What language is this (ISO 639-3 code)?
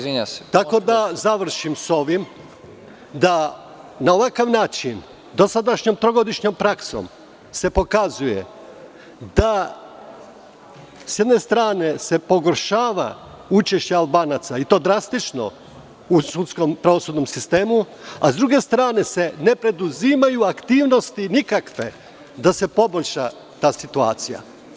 srp